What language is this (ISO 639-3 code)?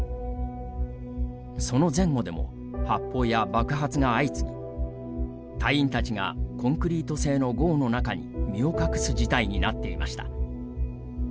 jpn